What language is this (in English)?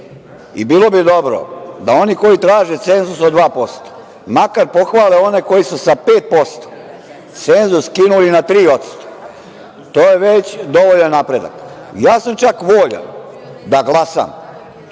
Serbian